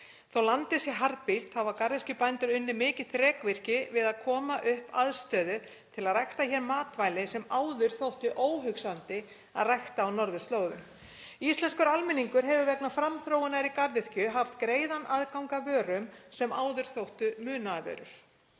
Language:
Icelandic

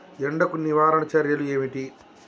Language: Telugu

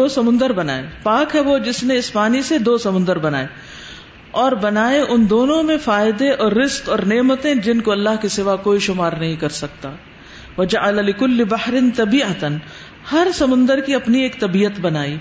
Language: Urdu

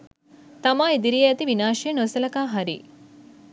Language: Sinhala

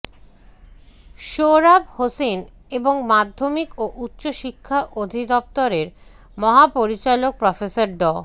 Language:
Bangla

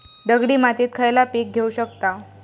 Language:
Marathi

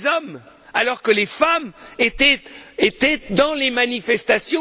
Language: French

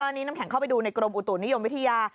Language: Thai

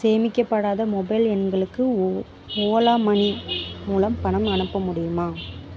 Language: Tamil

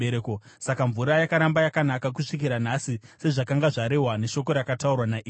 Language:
Shona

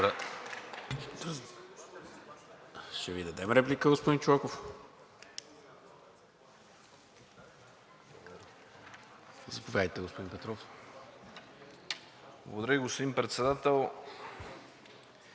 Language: Bulgarian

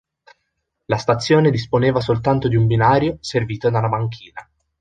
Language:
Italian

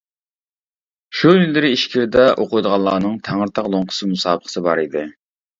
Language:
Uyghur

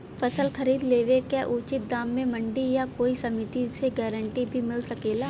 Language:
Bhojpuri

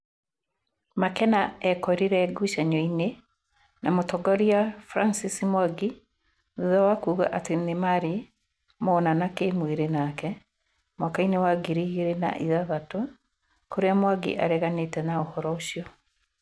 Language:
Kikuyu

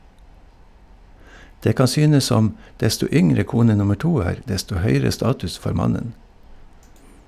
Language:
Norwegian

